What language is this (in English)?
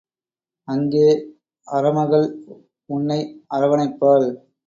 Tamil